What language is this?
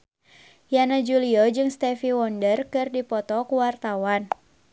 Sundanese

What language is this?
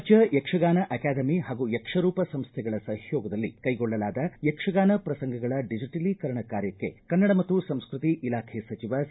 Kannada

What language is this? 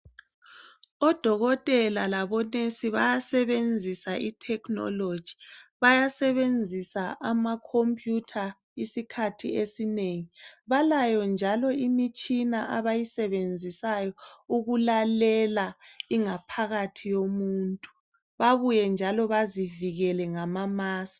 North Ndebele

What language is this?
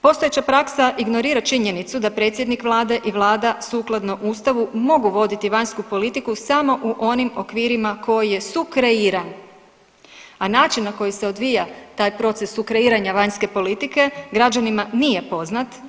Croatian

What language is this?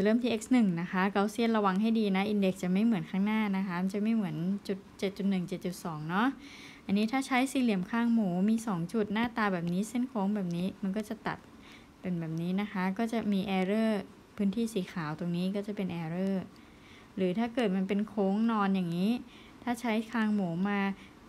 Thai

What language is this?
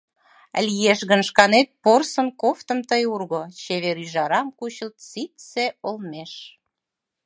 Mari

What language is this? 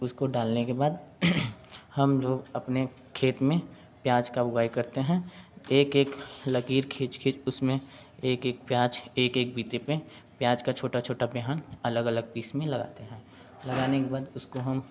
Hindi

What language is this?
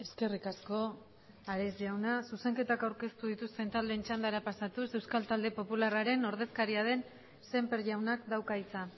Basque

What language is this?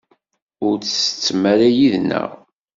Kabyle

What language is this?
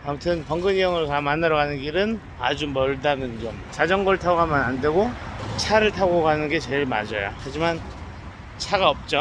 Korean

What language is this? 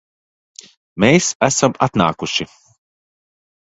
Latvian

